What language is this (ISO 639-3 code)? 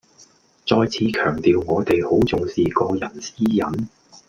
yue